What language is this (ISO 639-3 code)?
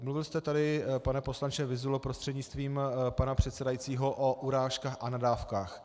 ces